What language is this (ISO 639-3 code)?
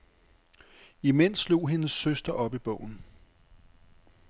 dan